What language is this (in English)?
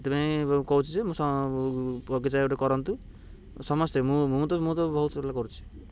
Odia